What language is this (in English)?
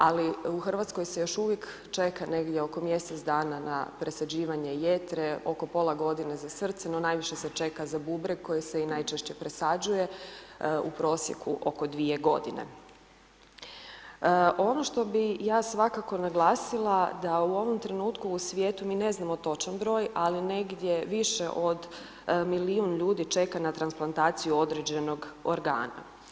Croatian